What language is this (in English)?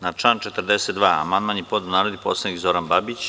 Serbian